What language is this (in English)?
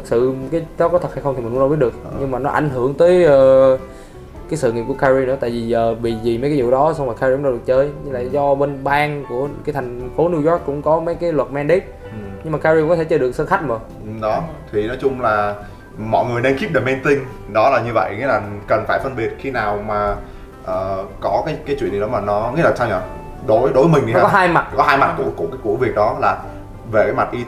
Vietnamese